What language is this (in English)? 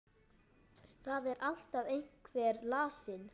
Icelandic